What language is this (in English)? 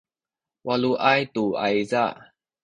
Sakizaya